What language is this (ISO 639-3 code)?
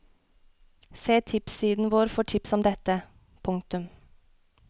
nor